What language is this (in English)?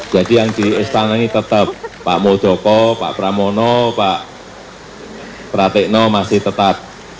Indonesian